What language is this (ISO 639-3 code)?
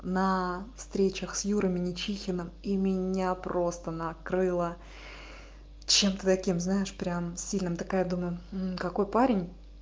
rus